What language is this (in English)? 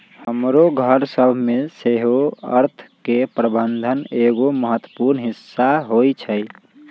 Magahi